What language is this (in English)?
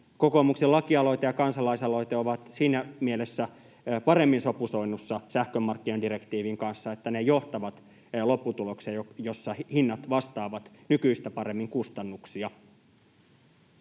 Finnish